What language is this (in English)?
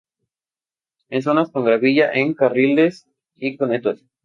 Spanish